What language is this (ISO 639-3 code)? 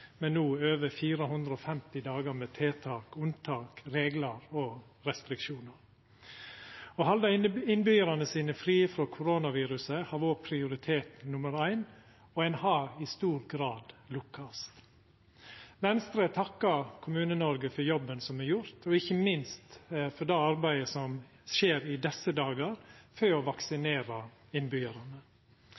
nno